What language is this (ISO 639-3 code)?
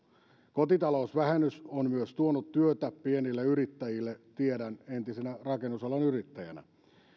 fin